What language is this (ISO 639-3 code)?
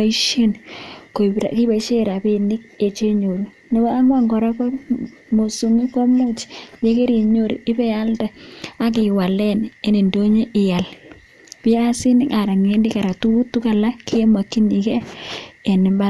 kln